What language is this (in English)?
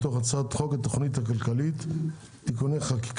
Hebrew